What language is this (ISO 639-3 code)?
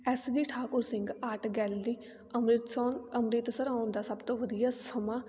pan